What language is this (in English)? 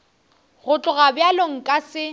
Northern Sotho